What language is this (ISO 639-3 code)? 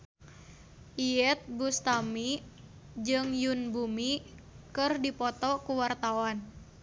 sun